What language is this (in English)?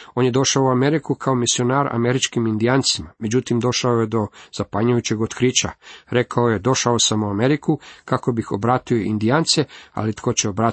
Croatian